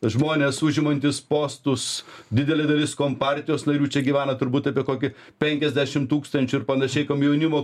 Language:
Lithuanian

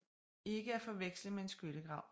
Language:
Danish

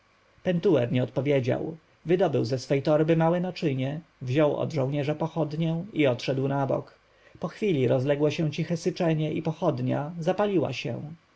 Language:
Polish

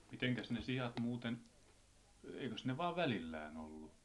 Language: Finnish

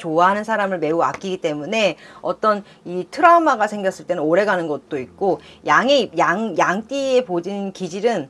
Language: Korean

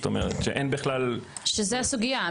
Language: Hebrew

